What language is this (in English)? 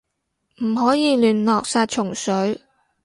Cantonese